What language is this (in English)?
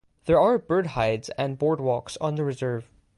English